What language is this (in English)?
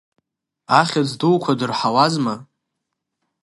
Abkhazian